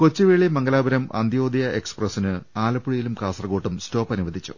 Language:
Malayalam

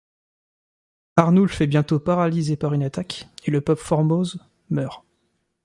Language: French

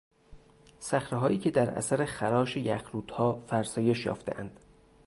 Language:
Persian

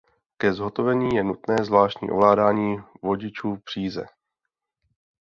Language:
Czech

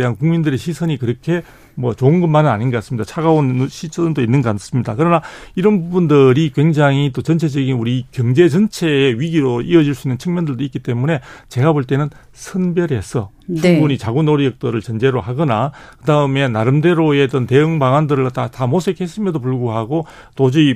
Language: Korean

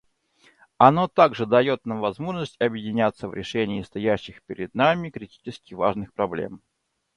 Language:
Russian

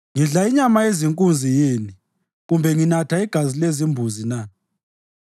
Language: North Ndebele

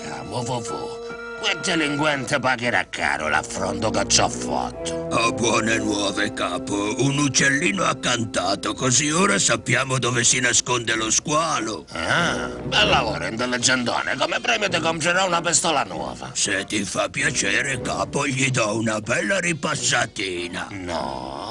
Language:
Italian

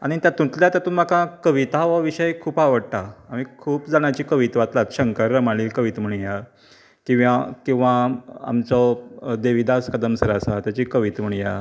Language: Konkani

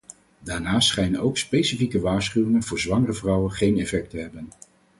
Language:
Dutch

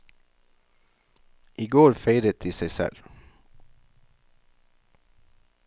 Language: Norwegian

